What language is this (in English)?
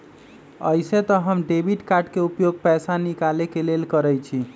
Magahi